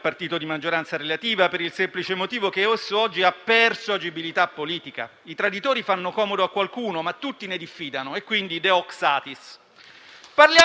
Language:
Italian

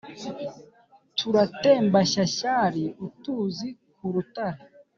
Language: Kinyarwanda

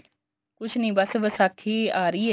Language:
Punjabi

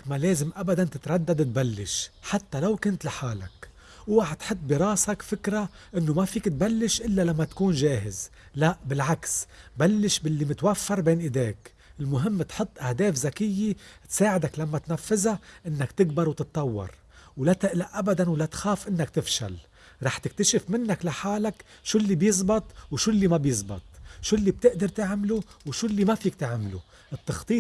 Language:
Arabic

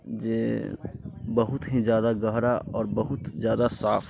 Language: Maithili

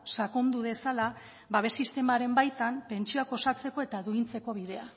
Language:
Basque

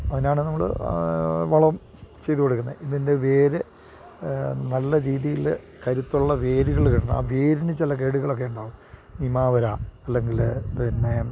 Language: Malayalam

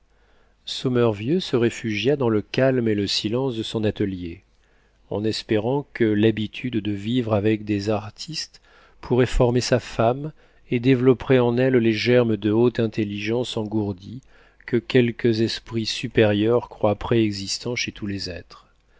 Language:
French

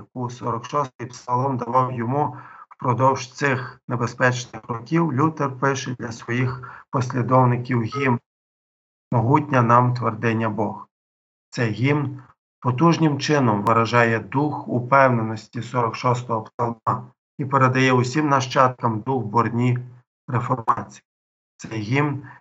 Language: Ukrainian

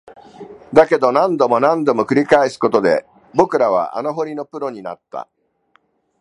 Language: Japanese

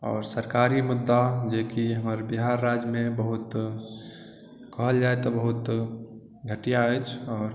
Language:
Maithili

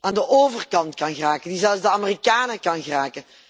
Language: Dutch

